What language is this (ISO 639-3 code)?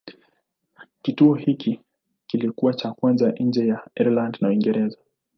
swa